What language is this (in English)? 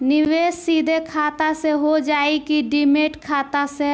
Bhojpuri